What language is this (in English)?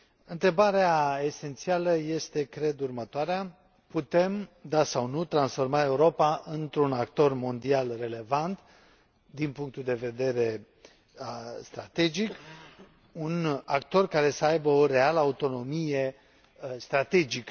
Romanian